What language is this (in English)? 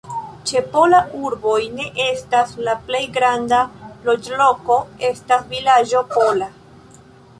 Esperanto